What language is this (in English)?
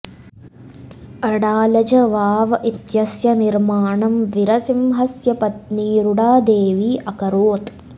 Sanskrit